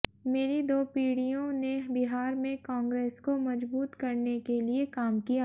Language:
Hindi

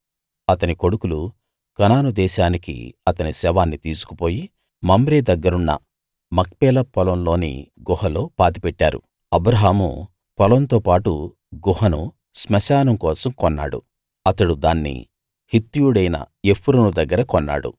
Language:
Telugu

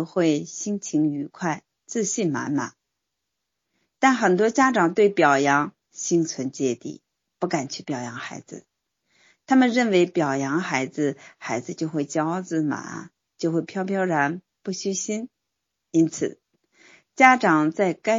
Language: Chinese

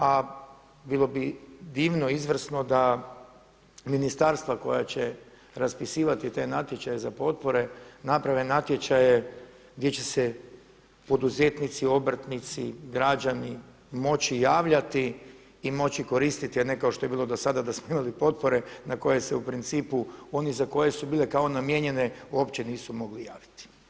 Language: Croatian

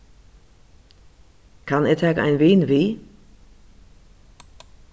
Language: Faroese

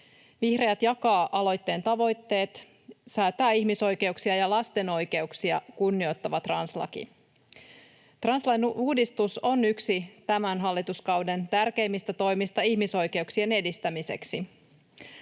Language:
Finnish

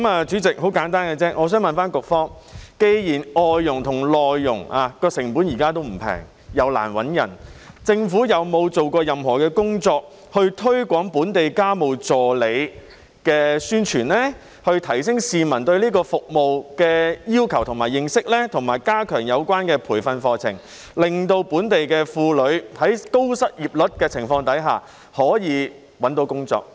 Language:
Cantonese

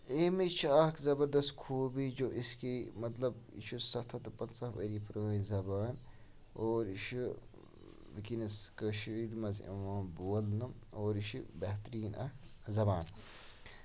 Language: Kashmiri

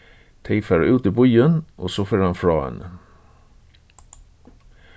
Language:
Faroese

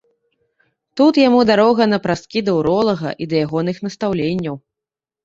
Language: Belarusian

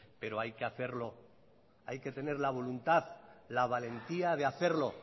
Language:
Spanish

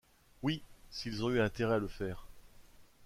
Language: French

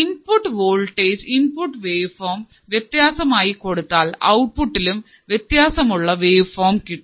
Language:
Malayalam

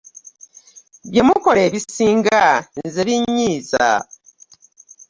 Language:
Ganda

